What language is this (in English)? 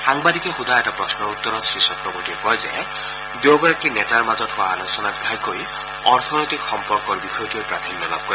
Assamese